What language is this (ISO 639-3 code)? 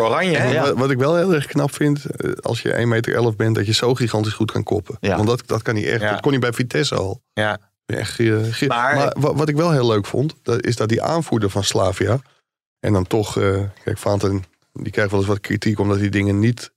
nld